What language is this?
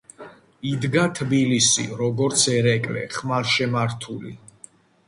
Georgian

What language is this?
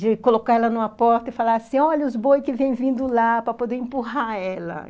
Portuguese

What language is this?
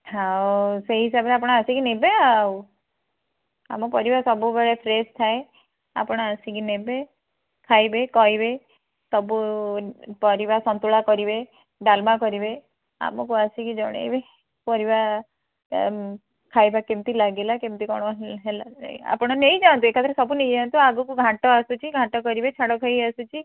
Odia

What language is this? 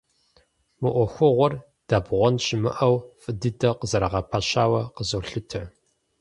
Kabardian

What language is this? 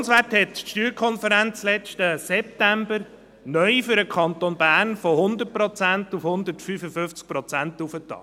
Swiss German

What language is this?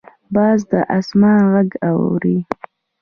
Pashto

